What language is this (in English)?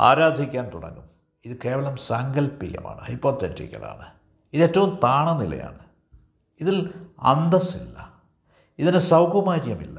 Malayalam